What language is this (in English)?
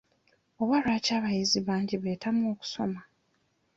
Ganda